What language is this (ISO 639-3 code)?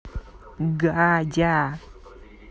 rus